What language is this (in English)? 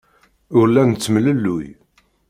Kabyle